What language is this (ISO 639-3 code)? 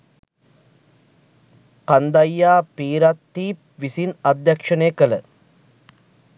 sin